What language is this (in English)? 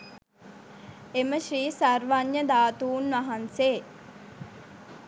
Sinhala